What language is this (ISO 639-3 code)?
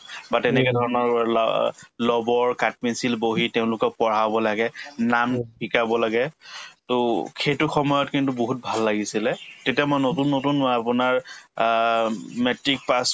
asm